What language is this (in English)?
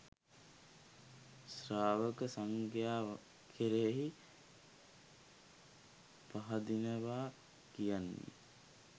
Sinhala